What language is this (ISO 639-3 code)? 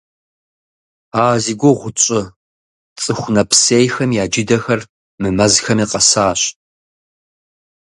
kbd